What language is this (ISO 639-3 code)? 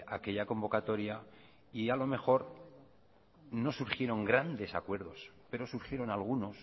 spa